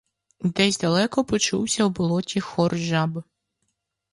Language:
Ukrainian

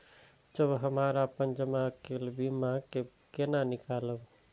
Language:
Maithili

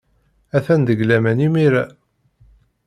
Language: Kabyle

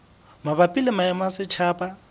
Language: Southern Sotho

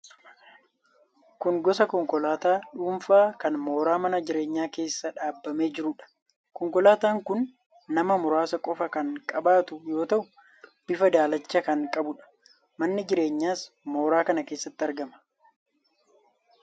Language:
Oromo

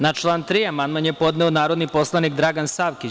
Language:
Serbian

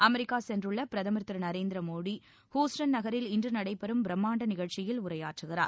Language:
Tamil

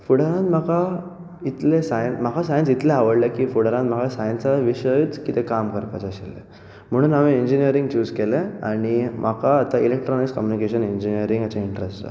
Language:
Konkani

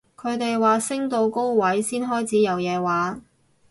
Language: Cantonese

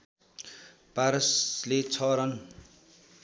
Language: Nepali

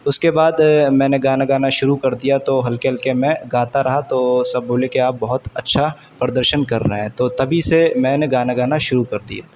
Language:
Urdu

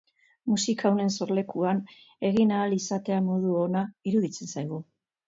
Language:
Basque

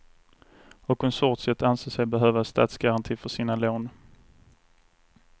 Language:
Swedish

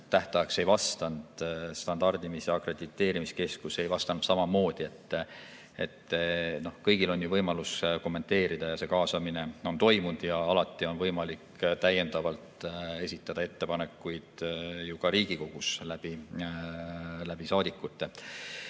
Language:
Estonian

